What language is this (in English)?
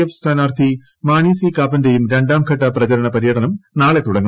Malayalam